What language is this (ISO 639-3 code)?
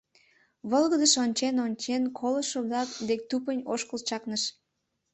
chm